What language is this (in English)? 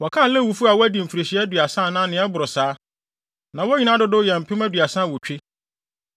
Akan